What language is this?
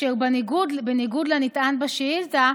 Hebrew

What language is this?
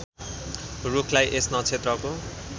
Nepali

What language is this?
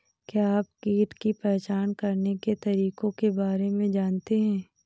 Hindi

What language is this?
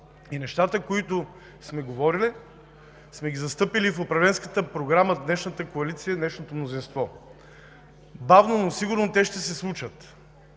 Bulgarian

